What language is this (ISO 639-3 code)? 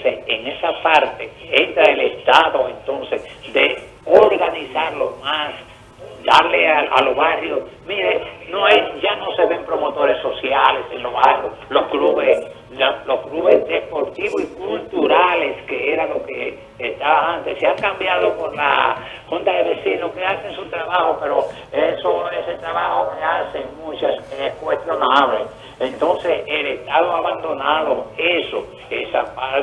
spa